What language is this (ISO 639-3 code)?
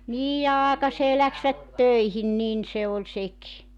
fin